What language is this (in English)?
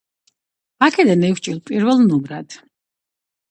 Georgian